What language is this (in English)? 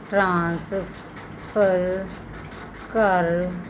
Punjabi